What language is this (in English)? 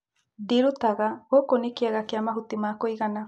Kikuyu